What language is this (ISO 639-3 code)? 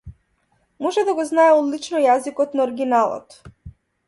mkd